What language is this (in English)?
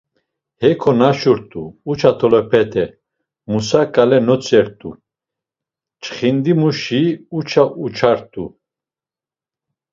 Laz